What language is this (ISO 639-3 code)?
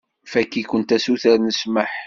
kab